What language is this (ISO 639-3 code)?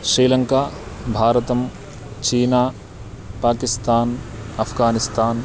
san